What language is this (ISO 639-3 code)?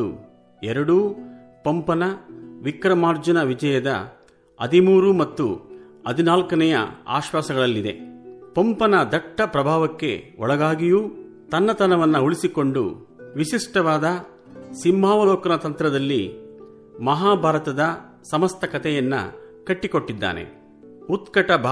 kan